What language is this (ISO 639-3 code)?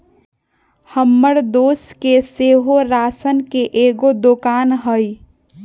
mag